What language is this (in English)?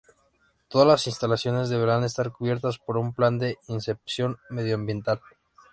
Spanish